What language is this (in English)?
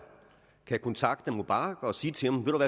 Danish